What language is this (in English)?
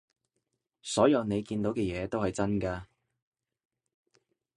Cantonese